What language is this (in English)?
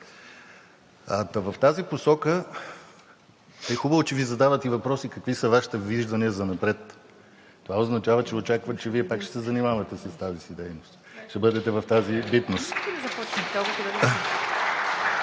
Bulgarian